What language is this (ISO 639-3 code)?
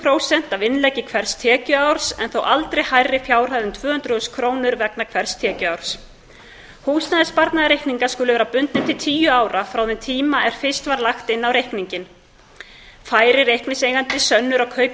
isl